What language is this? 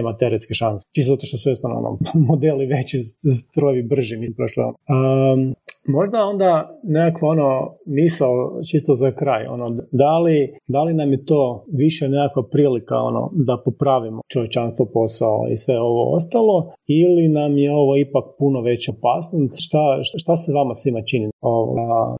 Croatian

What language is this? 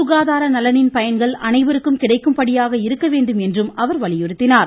Tamil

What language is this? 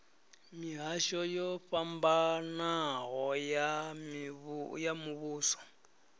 Venda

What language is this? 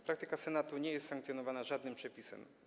Polish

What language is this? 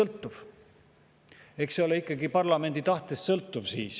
Estonian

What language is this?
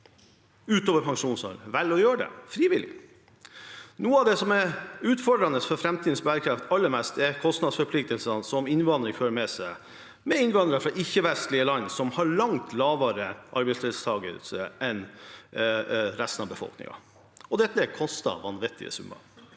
Norwegian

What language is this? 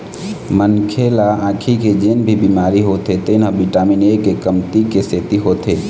Chhattisgarhi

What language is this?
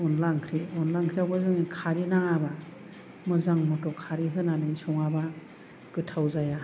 Bodo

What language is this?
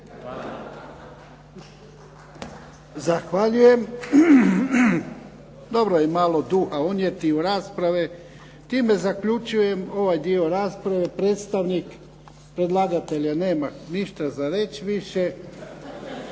Croatian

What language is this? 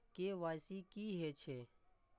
Maithili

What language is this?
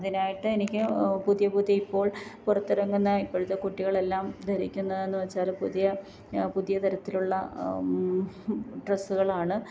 Malayalam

